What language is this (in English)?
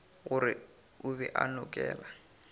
Northern Sotho